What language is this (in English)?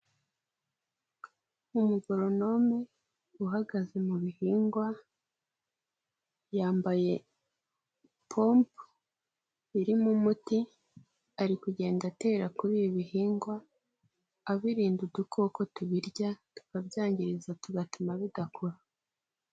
Kinyarwanda